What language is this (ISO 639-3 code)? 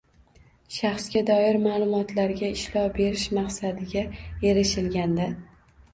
uzb